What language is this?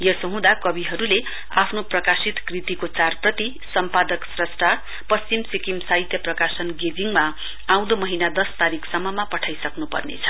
Nepali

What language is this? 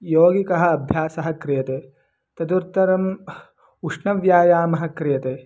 Sanskrit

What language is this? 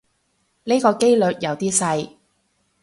Cantonese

